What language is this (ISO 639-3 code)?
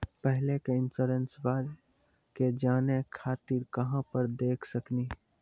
mai